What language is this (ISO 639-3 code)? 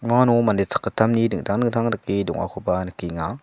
grt